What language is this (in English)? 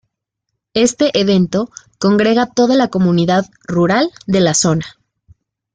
Spanish